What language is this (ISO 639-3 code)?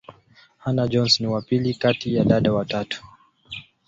swa